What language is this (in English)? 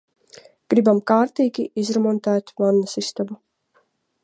Latvian